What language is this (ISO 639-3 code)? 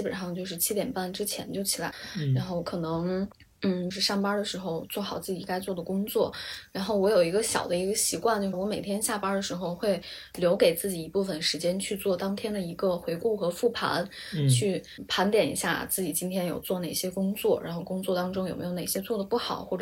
zho